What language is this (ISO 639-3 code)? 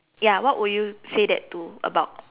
eng